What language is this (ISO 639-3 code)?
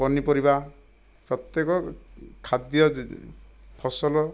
ori